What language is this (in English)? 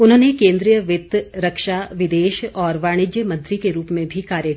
Hindi